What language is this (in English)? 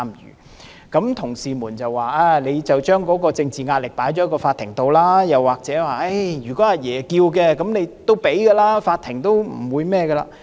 Cantonese